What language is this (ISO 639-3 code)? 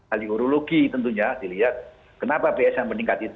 ind